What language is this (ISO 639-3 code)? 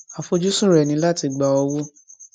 yor